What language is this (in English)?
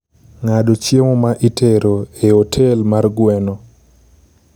Luo (Kenya and Tanzania)